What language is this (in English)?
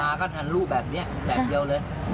Thai